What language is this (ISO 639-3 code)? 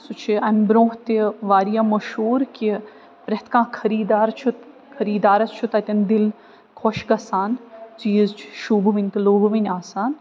kas